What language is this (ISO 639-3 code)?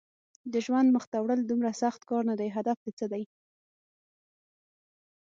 pus